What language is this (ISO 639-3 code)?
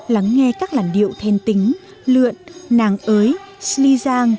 vie